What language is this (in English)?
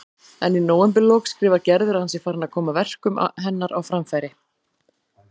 Icelandic